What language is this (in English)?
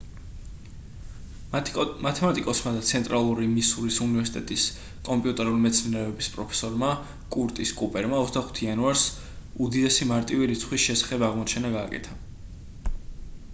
Georgian